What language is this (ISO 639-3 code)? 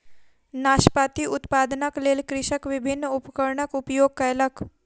mai